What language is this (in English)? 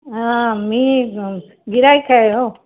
Marathi